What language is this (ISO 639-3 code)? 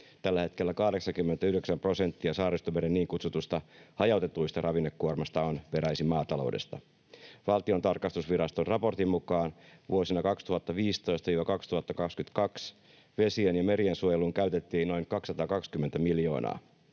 fin